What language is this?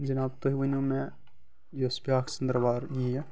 Kashmiri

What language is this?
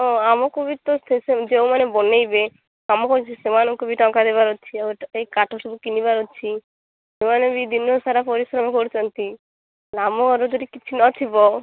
Odia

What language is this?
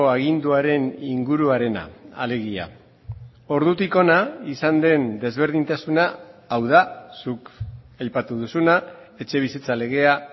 Basque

